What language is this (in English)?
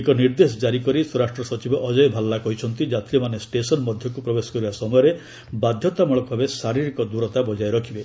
Odia